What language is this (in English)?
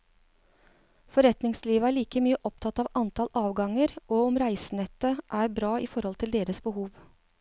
Norwegian